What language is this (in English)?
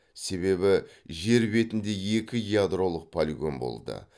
Kazakh